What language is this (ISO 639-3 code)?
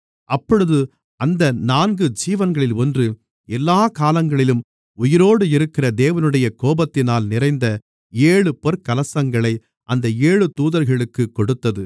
tam